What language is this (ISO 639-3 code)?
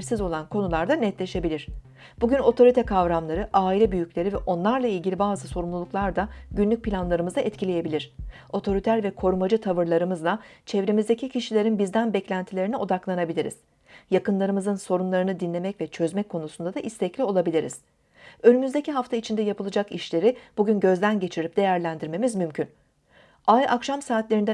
tur